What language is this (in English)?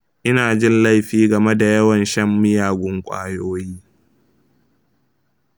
Hausa